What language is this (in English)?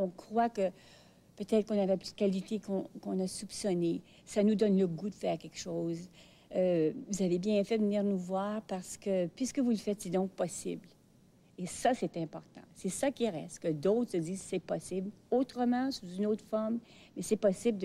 French